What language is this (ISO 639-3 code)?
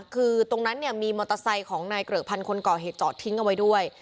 tha